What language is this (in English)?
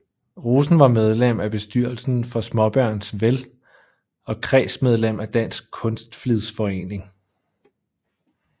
Danish